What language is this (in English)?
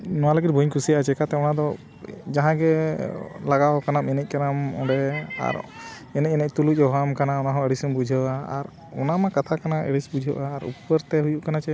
Santali